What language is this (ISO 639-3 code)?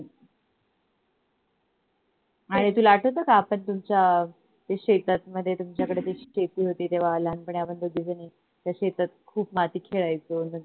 mar